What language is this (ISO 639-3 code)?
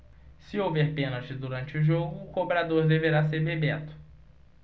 por